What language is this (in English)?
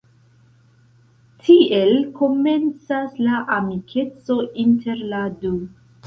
Esperanto